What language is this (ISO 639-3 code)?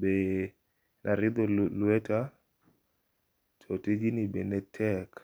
luo